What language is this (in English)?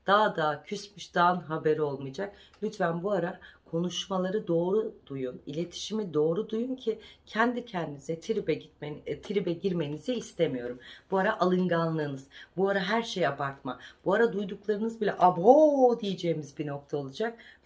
Turkish